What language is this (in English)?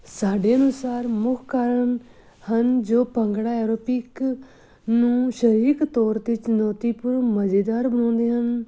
Punjabi